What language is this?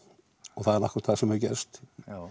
Icelandic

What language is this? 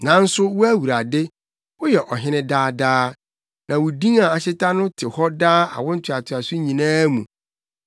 Akan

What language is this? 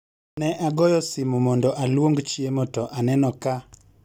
Luo (Kenya and Tanzania)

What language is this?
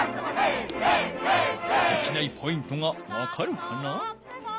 Japanese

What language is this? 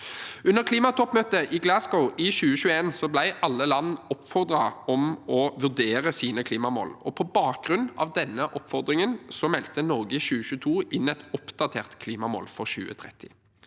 Norwegian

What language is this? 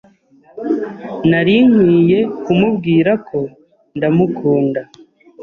Kinyarwanda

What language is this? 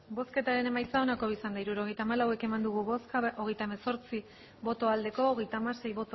Basque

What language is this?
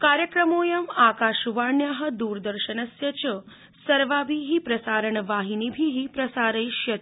Sanskrit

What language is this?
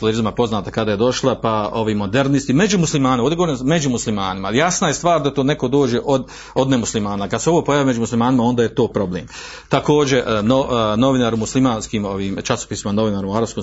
Croatian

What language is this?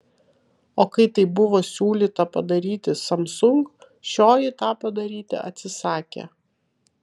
Lithuanian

